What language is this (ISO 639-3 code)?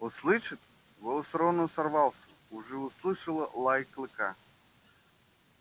rus